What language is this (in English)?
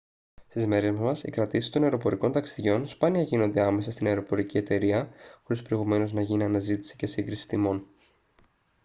Greek